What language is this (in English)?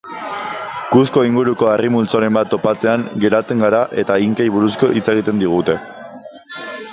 Basque